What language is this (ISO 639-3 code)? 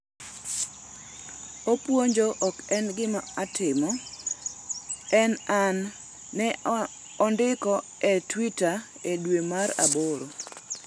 luo